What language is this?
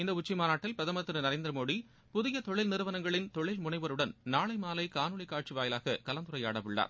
Tamil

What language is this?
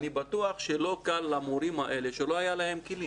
Hebrew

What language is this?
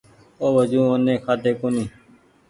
Goaria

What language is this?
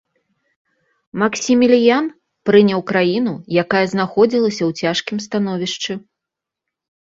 Belarusian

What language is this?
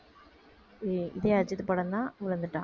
Tamil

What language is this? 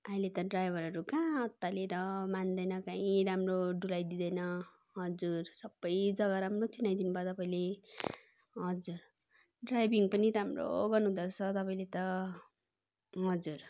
Nepali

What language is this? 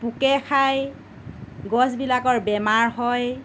Assamese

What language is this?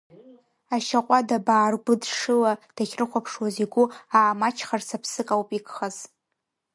Abkhazian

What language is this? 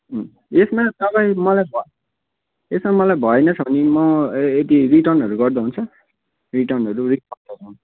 Nepali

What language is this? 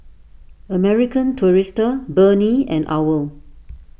English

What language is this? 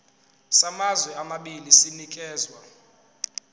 Zulu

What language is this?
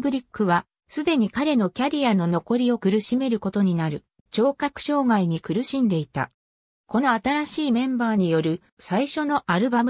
Japanese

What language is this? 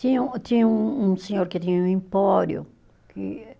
Portuguese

